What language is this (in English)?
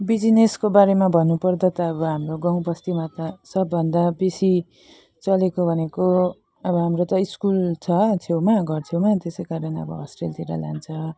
Nepali